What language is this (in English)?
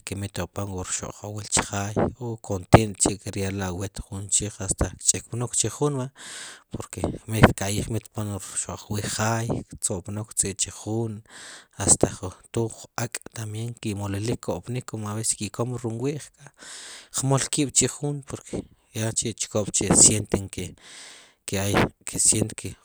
Sipacapense